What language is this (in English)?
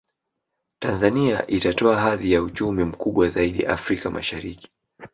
Swahili